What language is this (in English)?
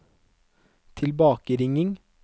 Norwegian